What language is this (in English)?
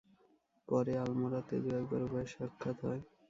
Bangla